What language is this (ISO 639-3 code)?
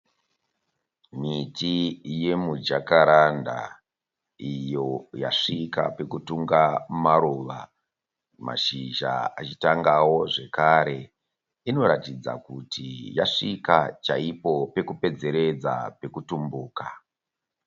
sna